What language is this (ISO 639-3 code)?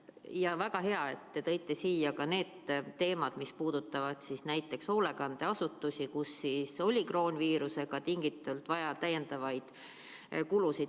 est